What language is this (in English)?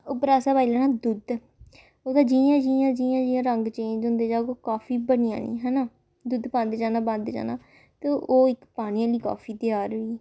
Dogri